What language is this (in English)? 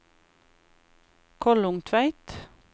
Norwegian